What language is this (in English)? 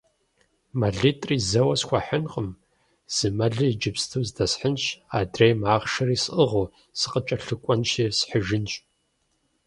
Kabardian